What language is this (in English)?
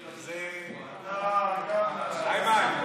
Hebrew